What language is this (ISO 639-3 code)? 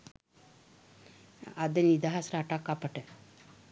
sin